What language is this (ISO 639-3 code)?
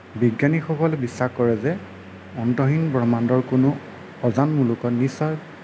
asm